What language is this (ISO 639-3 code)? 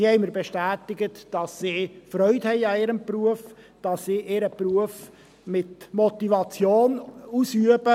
gsw